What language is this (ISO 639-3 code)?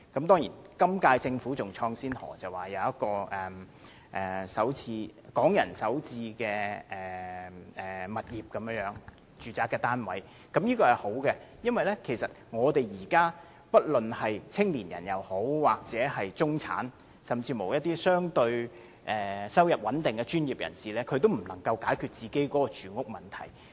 yue